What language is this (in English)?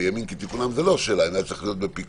Hebrew